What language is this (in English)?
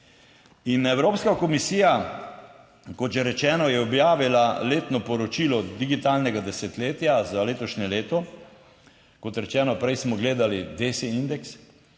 Slovenian